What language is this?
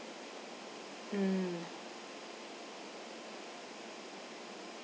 English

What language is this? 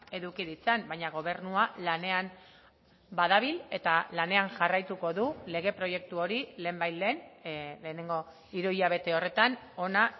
Basque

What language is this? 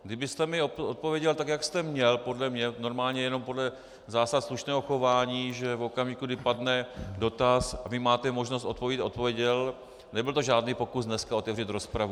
Czech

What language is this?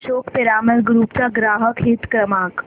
Marathi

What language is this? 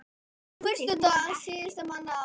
Icelandic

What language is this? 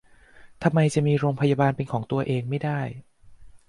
Thai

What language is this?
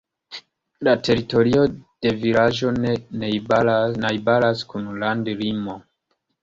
Esperanto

